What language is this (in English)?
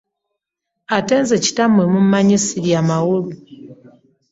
Ganda